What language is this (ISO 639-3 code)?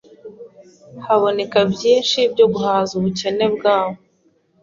kin